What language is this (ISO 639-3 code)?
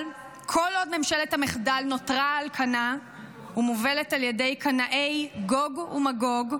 heb